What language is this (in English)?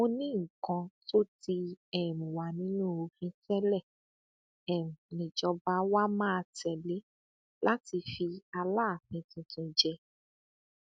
Yoruba